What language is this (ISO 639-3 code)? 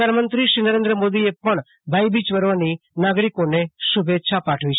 guj